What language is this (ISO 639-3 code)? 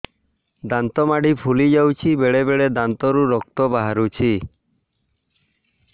ori